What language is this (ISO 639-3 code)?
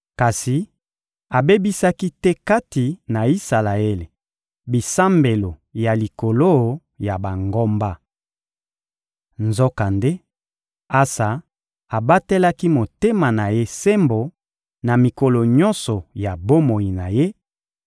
lin